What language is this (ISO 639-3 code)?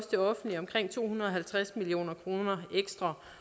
dan